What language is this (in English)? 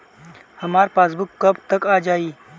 Bhojpuri